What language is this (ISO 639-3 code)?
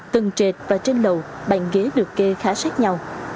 vie